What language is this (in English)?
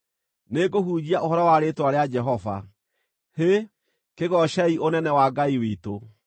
Kikuyu